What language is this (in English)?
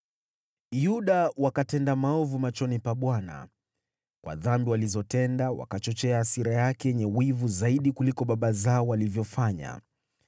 Swahili